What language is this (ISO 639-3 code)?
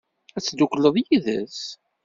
kab